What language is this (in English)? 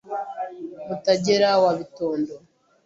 Kinyarwanda